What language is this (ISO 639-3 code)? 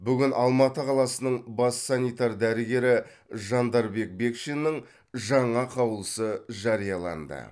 kaz